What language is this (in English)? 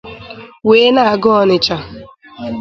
Igbo